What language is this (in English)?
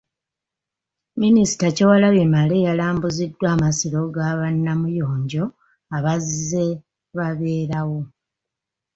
Ganda